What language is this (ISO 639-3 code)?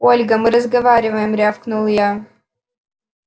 rus